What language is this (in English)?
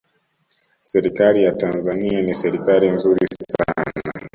Swahili